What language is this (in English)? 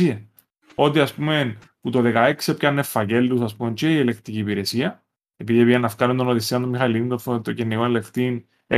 Greek